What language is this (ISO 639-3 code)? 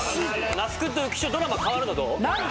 jpn